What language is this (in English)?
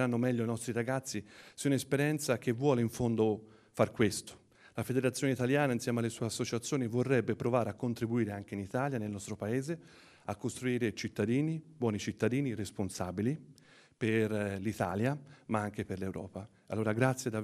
Italian